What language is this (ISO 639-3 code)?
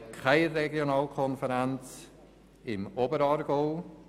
gsw